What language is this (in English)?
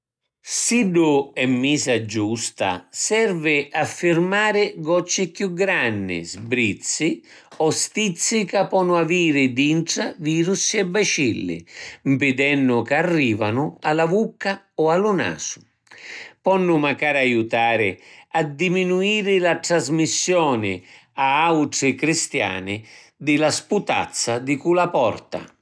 Sicilian